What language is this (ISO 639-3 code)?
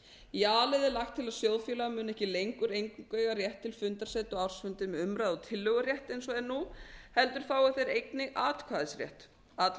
isl